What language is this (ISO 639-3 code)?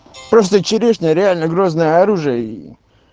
rus